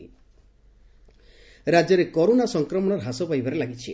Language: Odia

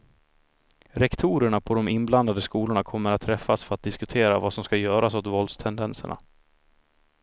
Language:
Swedish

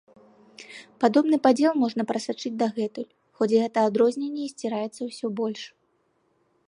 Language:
Belarusian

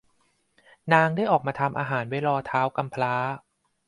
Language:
Thai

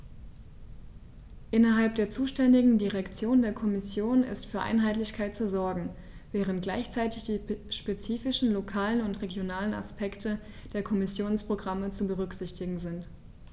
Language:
German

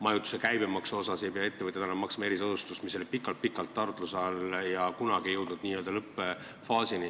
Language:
Estonian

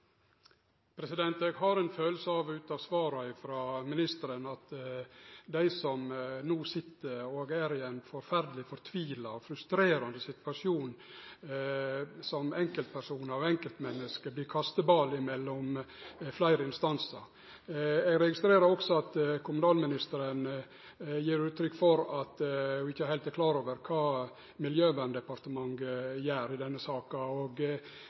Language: Norwegian Nynorsk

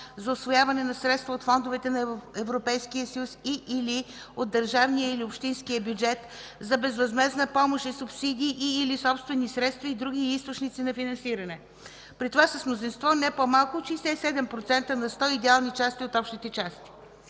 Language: Bulgarian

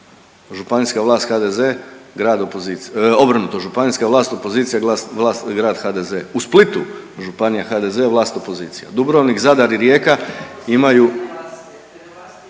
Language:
Croatian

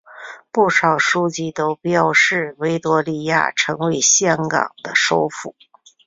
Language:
Chinese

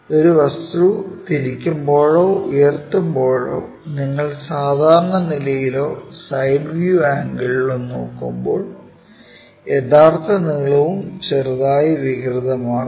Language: Malayalam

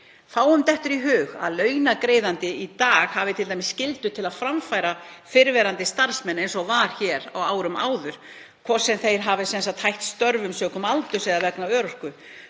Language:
Icelandic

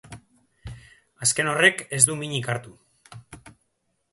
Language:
Basque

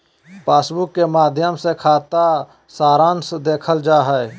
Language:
Magahi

